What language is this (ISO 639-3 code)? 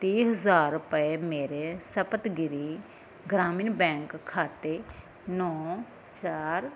pan